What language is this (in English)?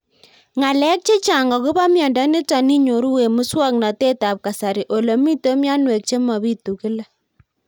Kalenjin